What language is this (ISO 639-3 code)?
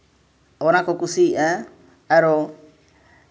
sat